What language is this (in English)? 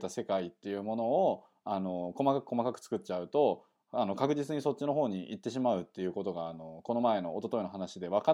Japanese